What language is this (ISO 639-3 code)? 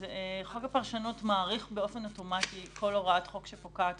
heb